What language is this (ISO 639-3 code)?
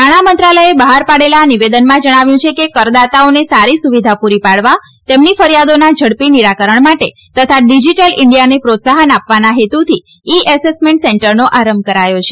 guj